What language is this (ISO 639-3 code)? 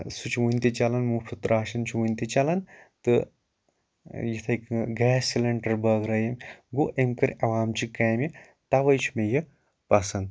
kas